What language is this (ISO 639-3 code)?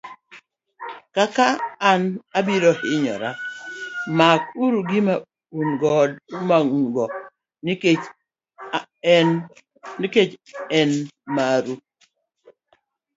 luo